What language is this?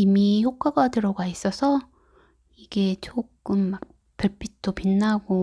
Korean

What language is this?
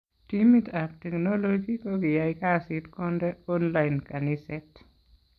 Kalenjin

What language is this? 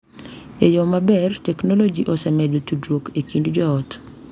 Luo (Kenya and Tanzania)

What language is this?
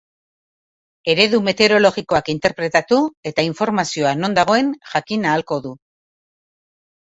Basque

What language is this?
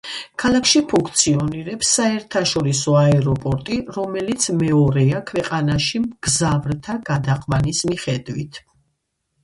Georgian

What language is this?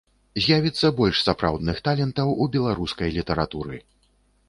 Belarusian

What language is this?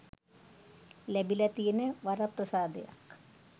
Sinhala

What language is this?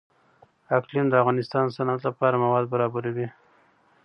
Pashto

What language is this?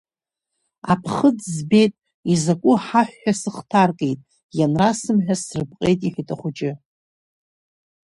Abkhazian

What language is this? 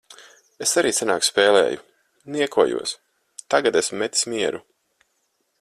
Latvian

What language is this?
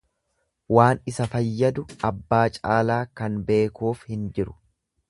Oromo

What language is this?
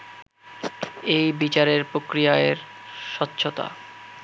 Bangla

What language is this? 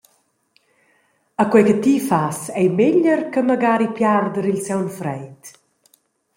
Romansh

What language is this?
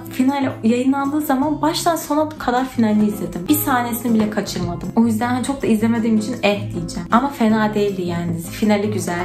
Turkish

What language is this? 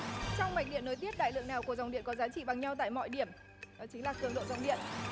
Vietnamese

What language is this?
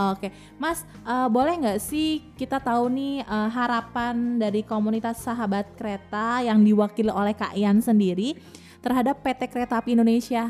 Indonesian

